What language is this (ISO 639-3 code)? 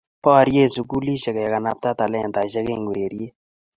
kln